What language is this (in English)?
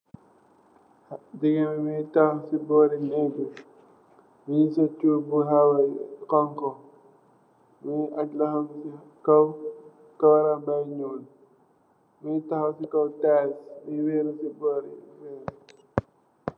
Wolof